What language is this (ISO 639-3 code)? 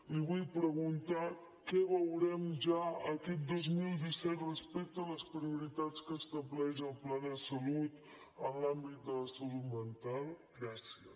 cat